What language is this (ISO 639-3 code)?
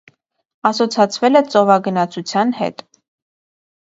hye